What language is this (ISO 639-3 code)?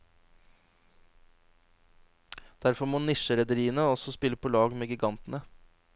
nor